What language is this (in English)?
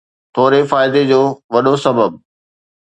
Sindhi